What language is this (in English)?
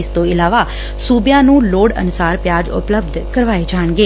Punjabi